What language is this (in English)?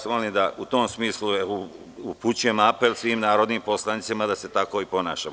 Serbian